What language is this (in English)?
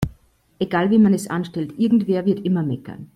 German